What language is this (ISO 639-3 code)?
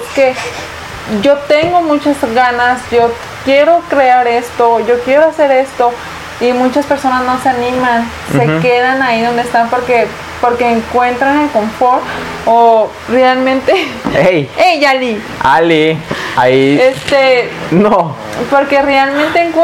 spa